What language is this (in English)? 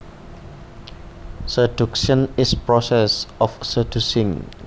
Javanese